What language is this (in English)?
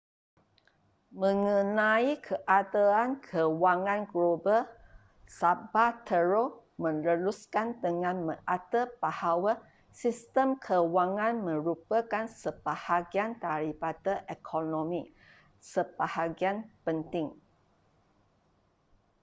Malay